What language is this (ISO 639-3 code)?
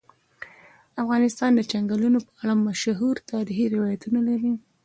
pus